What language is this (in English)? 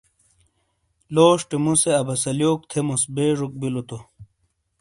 Shina